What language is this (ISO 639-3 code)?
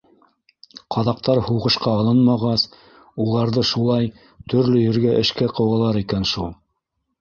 bak